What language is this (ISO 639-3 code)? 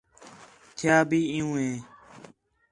xhe